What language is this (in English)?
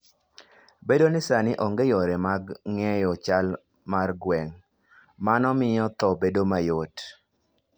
Luo (Kenya and Tanzania)